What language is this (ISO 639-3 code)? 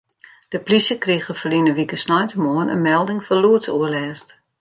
fry